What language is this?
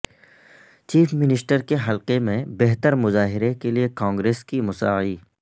Urdu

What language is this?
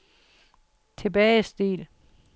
Danish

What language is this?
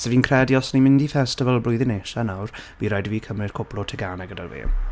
Welsh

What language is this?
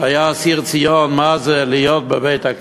Hebrew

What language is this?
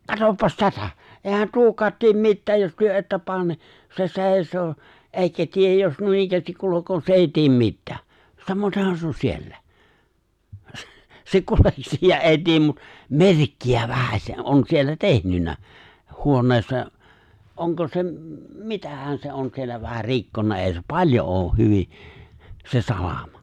Finnish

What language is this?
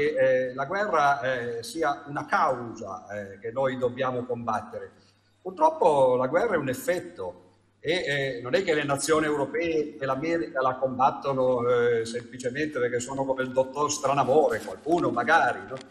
Italian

